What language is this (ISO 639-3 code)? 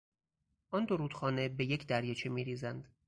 fas